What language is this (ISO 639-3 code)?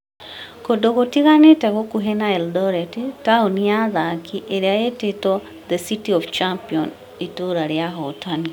kik